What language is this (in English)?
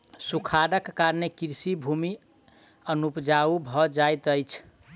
Maithili